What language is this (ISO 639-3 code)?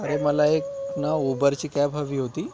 mar